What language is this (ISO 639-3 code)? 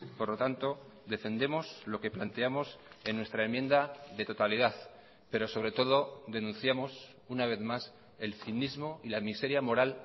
spa